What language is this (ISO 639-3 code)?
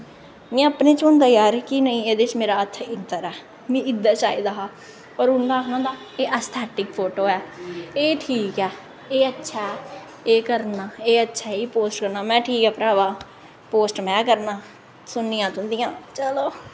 doi